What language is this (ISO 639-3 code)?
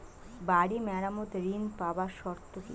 ben